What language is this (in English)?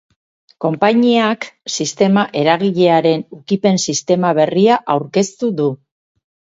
Basque